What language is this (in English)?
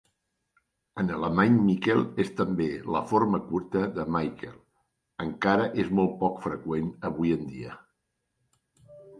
Catalan